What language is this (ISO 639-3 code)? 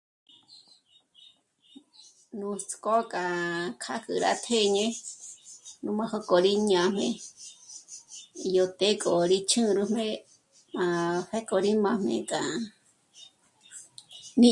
mmc